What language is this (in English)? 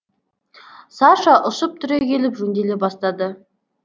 Kazakh